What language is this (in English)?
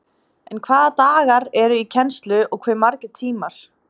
Icelandic